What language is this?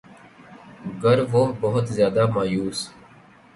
Urdu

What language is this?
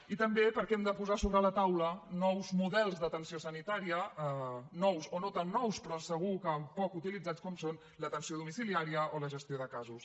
Catalan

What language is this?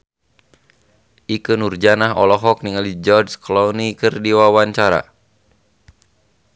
Sundanese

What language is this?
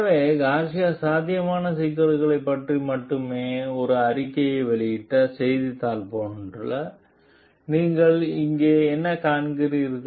Tamil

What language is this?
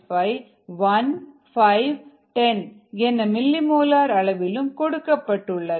Tamil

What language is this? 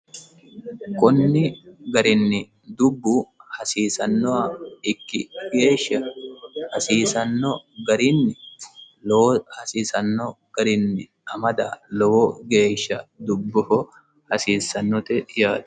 Sidamo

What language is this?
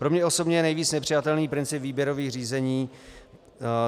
Czech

